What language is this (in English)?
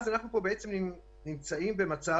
Hebrew